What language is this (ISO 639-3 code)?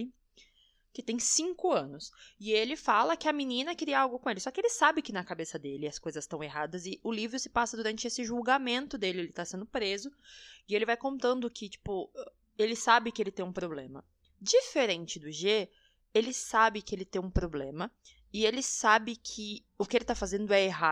por